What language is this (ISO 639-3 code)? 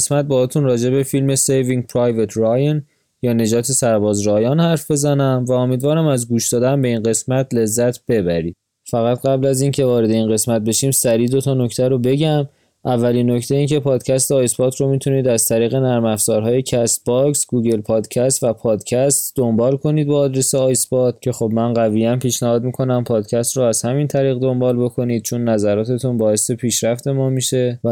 fas